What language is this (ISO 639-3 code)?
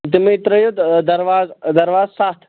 kas